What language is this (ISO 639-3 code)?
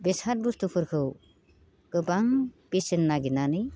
brx